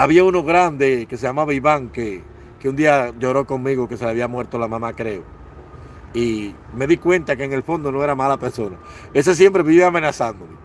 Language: Spanish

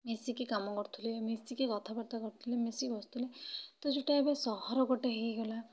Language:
Odia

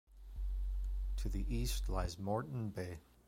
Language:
English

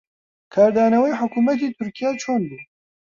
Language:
Central Kurdish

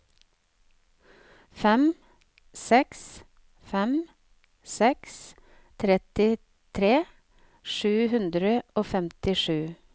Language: Norwegian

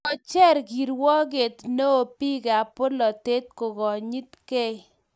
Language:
Kalenjin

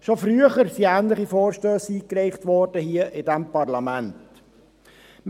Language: Swiss German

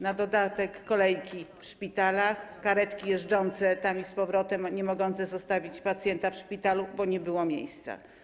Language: Polish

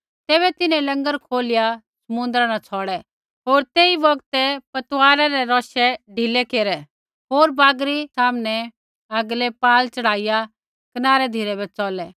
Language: Kullu Pahari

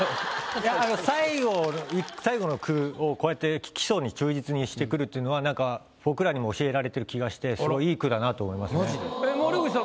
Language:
Japanese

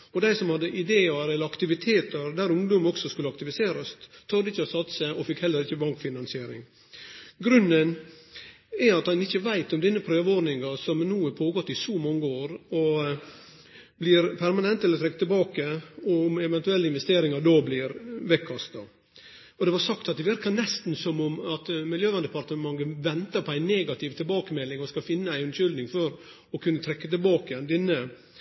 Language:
Norwegian Nynorsk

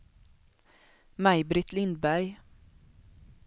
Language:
Swedish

